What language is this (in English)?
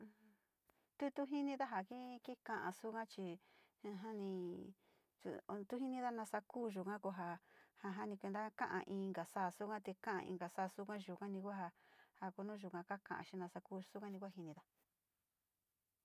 Sinicahua Mixtec